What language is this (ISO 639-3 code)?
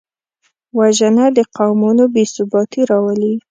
pus